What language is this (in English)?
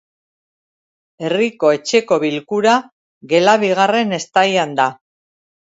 Basque